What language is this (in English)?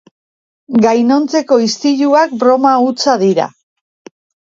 Basque